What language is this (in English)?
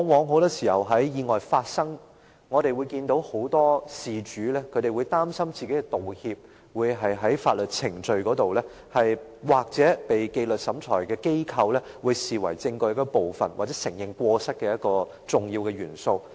Cantonese